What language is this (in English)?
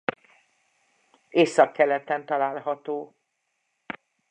Hungarian